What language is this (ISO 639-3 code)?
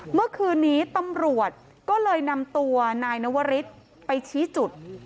tha